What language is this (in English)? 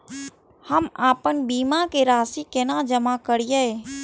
Maithili